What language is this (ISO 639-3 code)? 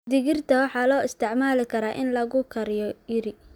som